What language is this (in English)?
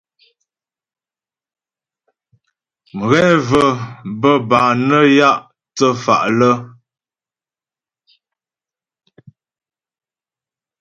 Ghomala